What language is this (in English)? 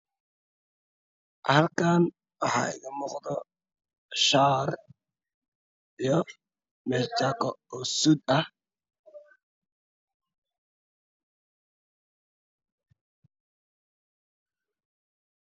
Somali